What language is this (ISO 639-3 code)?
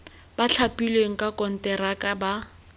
tsn